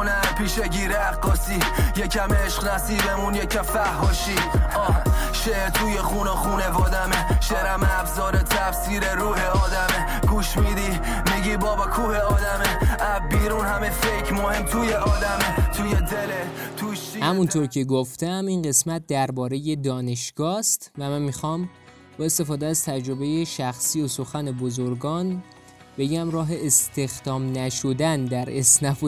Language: Persian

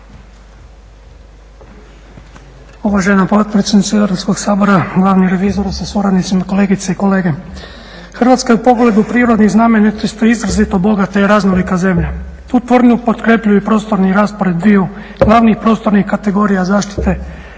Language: Croatian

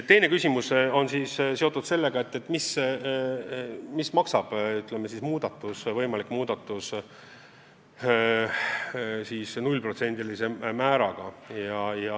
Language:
Estonian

